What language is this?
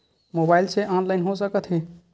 Chhattisgarhi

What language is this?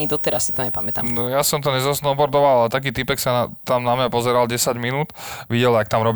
Slovak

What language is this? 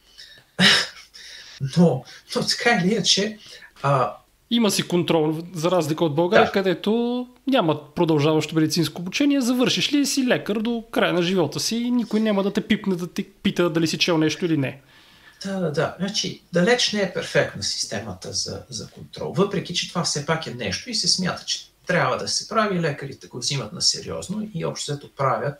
Bulgarian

